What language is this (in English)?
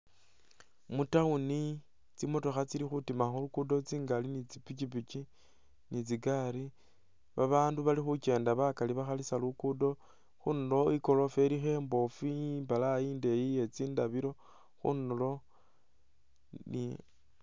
Masaaba